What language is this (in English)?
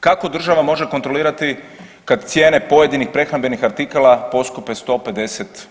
Croatian